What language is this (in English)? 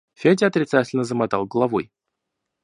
Russian